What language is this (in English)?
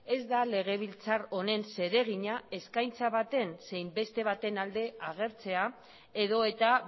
Basque